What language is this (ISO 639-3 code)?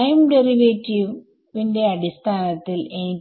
mal